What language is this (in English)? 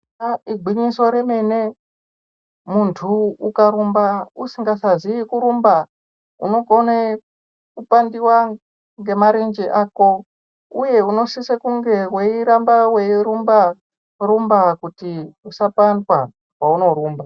Ndau